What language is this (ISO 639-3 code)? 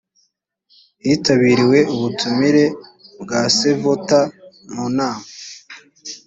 kin